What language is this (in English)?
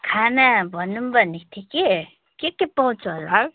Nepali